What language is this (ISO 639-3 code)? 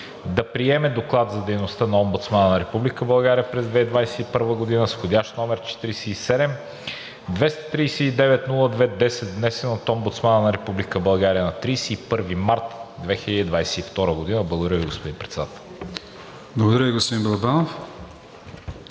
bul